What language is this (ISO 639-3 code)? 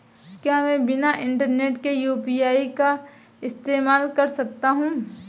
hin